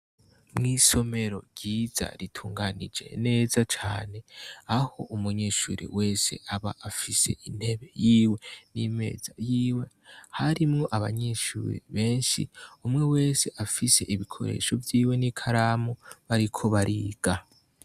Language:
Rundi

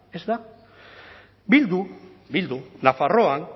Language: Basque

